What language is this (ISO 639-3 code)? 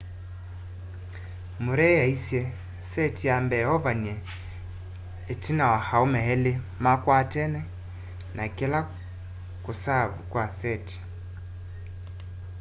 kam